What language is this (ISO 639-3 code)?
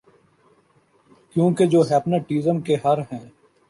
urd